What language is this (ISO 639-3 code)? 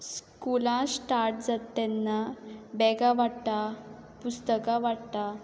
kok